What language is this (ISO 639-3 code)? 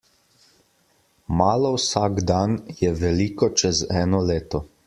slv